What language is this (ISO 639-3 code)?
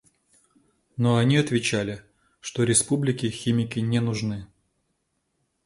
rus